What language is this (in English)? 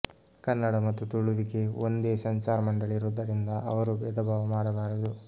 Kannada